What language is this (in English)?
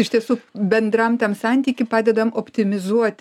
Lithuanian